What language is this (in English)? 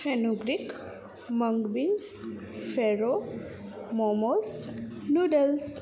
Gujarati